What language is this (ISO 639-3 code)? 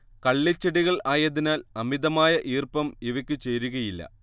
mal